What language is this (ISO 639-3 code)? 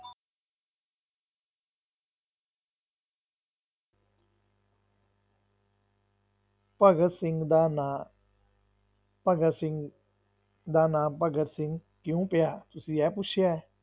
pan